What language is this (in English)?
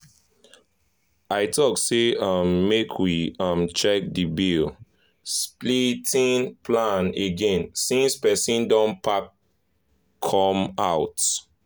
Nigerian Pidgin